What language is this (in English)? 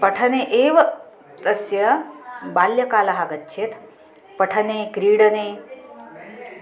Sanskrit